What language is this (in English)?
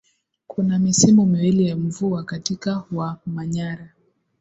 Swahili